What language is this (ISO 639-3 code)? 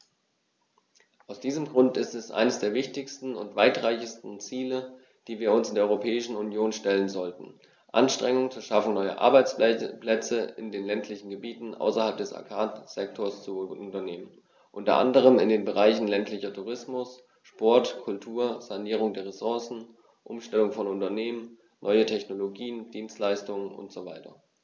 deu